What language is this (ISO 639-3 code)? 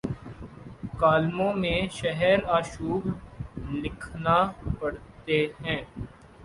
urd